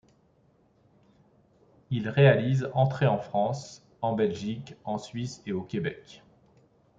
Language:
French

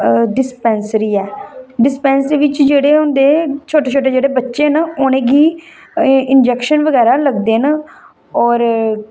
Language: Dogri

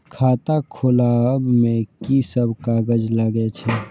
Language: Maithili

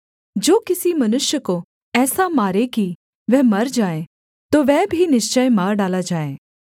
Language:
Hindi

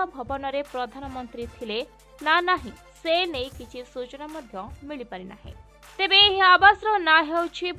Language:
English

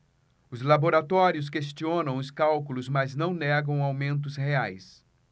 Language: Portuguese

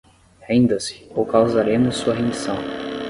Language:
Portuguese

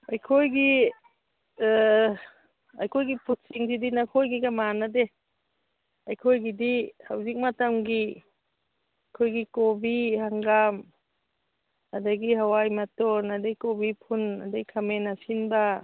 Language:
Manipuri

